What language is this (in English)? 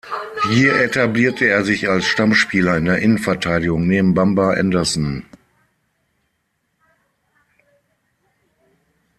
German